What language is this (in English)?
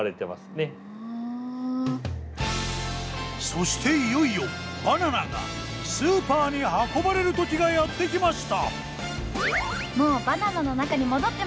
Japanese